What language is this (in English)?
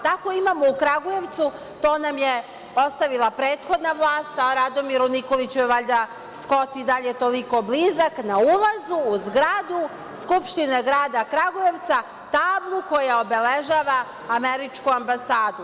Serbian